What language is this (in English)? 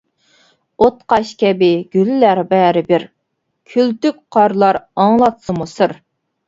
Uyghur